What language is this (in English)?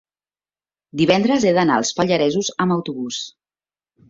Catalan